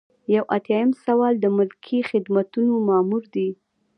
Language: Pashto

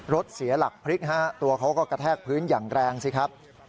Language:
Thai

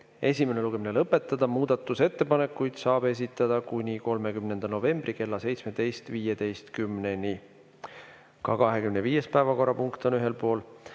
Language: Estonian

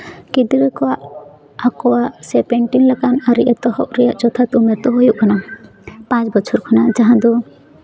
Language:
Santali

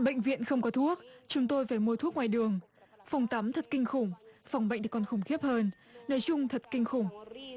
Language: Vietnamese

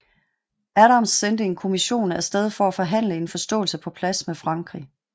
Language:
Danish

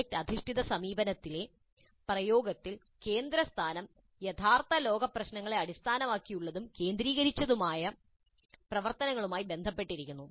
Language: Malayalam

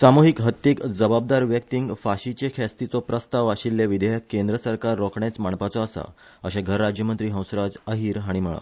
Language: Konkani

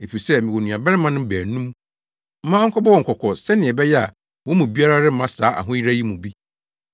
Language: Akan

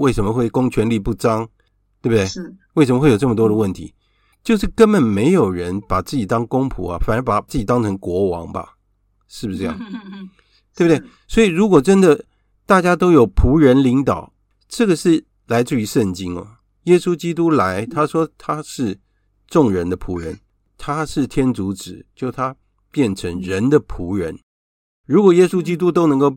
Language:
Chinese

